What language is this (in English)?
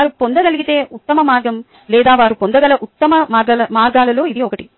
Telugu